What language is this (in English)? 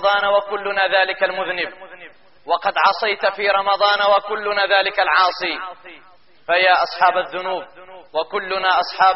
Arabic